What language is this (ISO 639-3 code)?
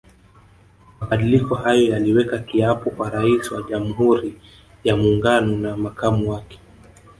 swa